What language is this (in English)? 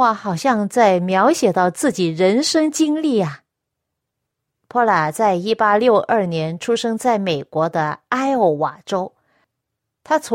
Chinese